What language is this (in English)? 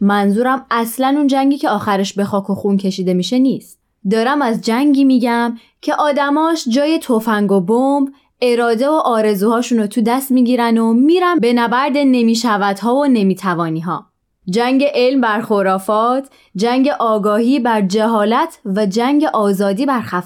Persian